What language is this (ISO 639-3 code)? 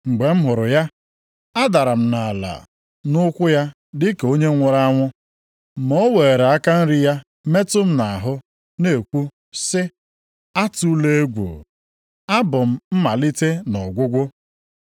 ibo